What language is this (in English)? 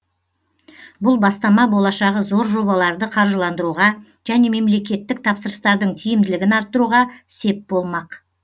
Kazakh